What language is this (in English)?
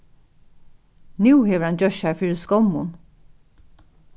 Faroese